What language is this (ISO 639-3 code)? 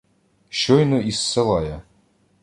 ukr